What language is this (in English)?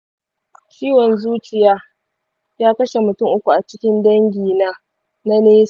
Hausa